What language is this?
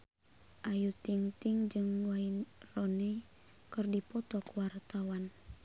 Sundanese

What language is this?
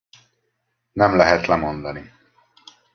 Hungarian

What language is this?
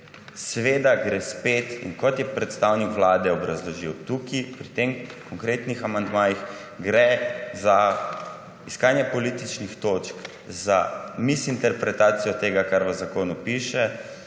Slovenian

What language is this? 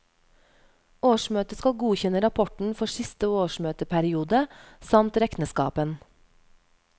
Norwegian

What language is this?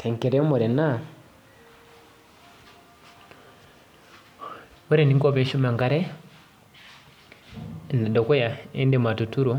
Masai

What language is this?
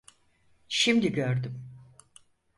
Turkish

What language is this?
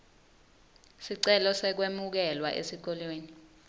Swati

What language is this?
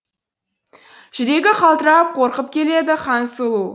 Kazakh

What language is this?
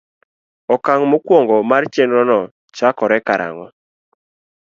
Luo (Kenya and Tanzania)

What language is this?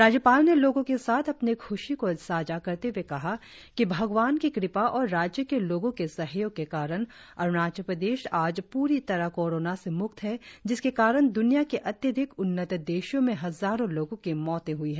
Hindi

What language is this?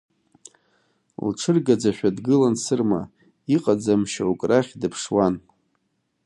Abkhazian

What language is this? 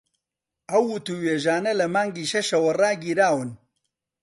Central Kurdish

